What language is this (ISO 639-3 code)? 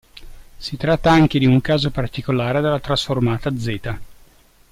ita